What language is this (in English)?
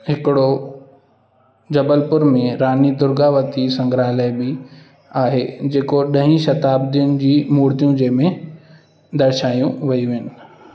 Sindhi